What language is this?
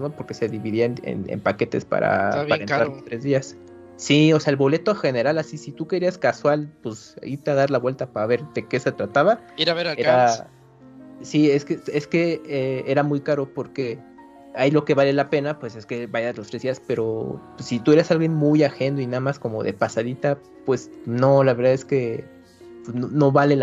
Spanish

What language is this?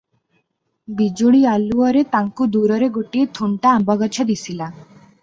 Odia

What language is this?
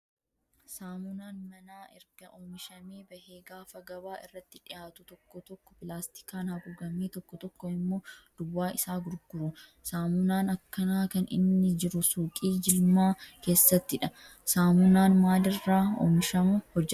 Oromo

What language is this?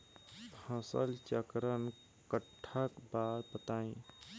Bhojpuri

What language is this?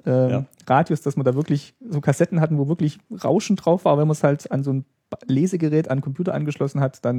German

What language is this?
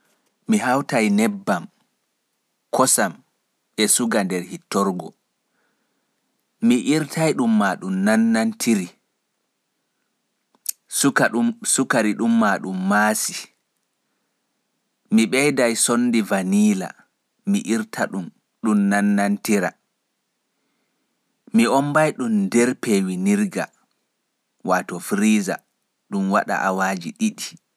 Pular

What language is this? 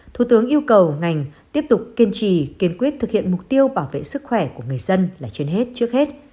Vietnamese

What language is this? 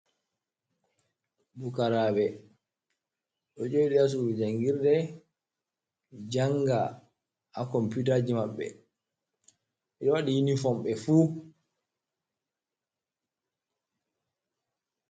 Fula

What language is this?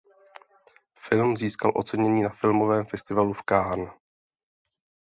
Czech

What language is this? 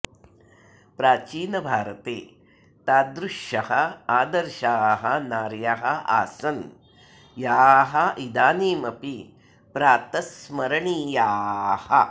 Sanskrit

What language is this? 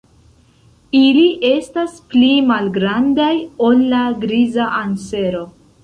Esperanto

